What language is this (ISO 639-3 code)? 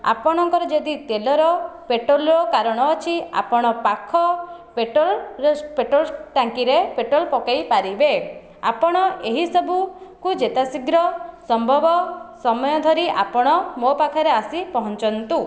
ori